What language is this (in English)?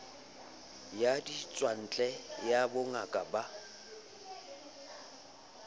Southern Sotho